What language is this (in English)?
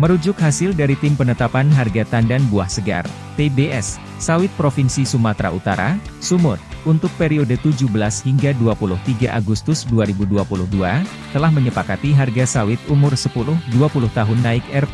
Indonesian